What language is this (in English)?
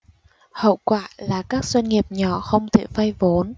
Vietnamese